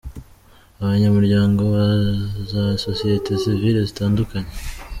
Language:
Kinyarwanda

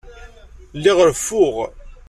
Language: Kabyle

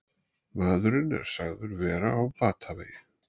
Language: Icelandic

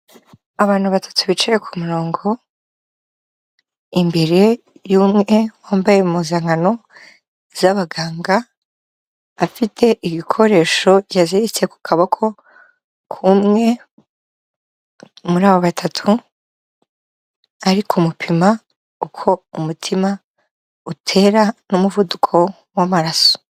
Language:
Kinyarwanda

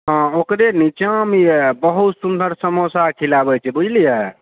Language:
Maithili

